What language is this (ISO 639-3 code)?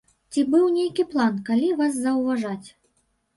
bel